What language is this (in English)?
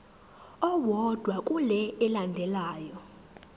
Zulu